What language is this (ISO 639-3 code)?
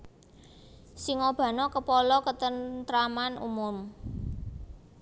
jav